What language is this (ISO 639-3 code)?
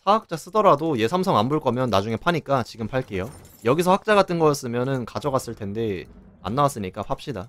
kor